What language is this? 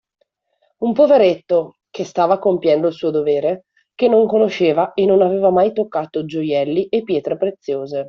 Italian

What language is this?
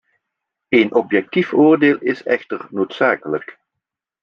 Dutch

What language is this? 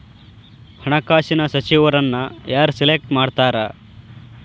Kannada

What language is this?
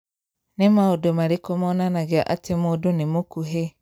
Kikuyu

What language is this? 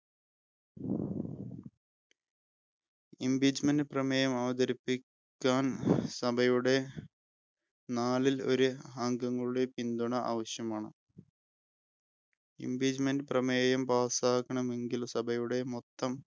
Malayalam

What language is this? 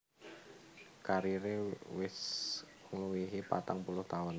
Javanese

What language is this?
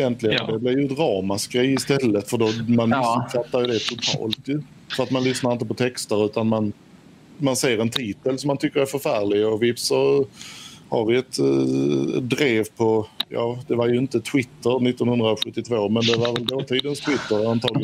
Swedish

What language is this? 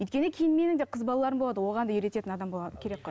Kazakh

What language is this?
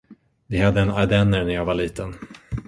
Swedish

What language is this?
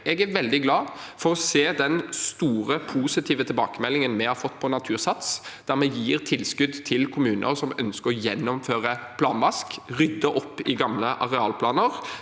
Norwegian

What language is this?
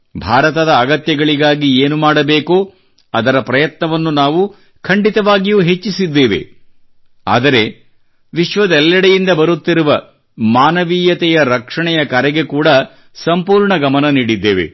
Kannada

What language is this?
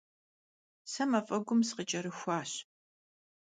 Kabardian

